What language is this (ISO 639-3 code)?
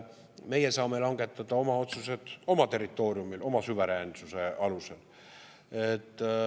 est